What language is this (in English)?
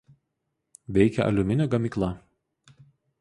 Lithuanian